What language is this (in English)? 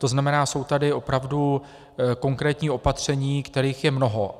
Czech